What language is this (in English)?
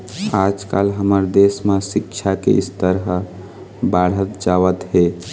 Chhattisgarhi